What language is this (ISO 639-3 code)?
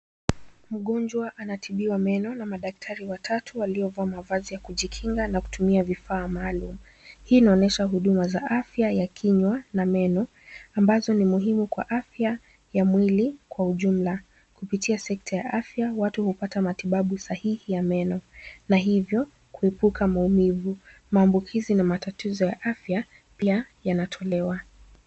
swa